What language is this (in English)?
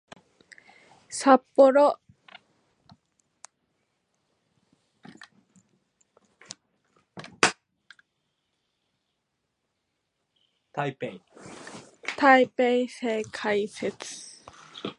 Japanese